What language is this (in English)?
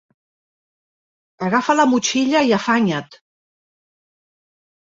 Catalan